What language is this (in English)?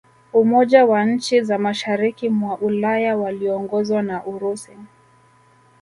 Swahili